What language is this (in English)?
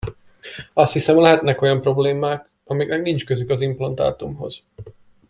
Hungarian